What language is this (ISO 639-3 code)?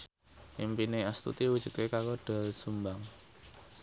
jav